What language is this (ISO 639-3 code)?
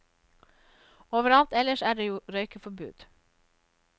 nor